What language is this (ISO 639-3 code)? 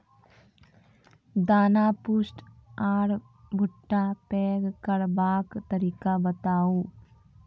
mai